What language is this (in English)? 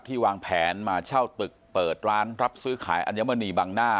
Thai